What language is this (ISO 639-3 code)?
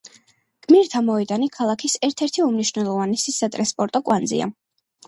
kat